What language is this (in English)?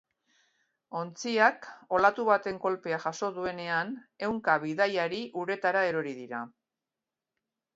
Basque